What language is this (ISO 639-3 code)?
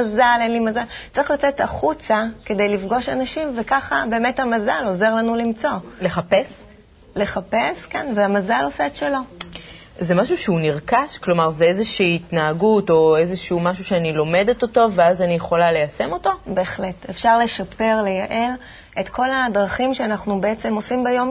heb